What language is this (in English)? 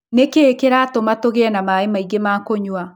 Kikuyu